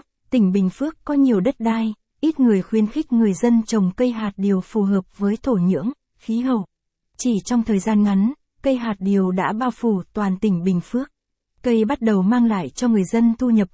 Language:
Vietnamese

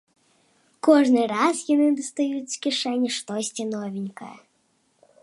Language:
Belarusian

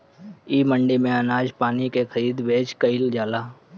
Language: Bhojpuri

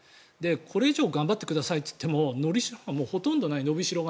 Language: Japanese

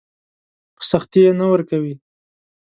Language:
Pashto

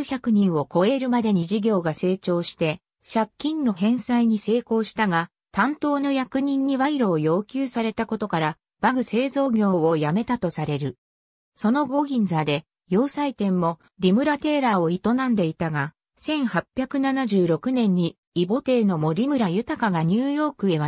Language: Japanese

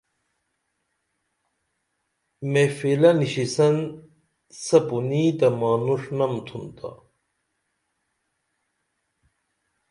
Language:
Dameli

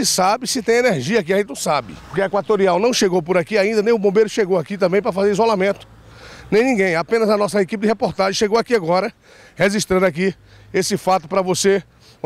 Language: Portuguese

